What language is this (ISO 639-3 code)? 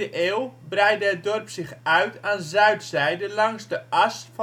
nld